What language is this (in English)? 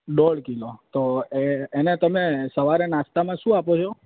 Gujarati